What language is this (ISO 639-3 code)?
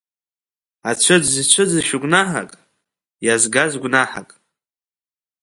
abk